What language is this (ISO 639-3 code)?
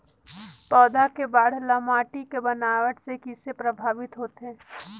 hne